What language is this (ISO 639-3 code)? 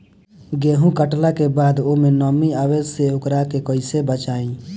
bho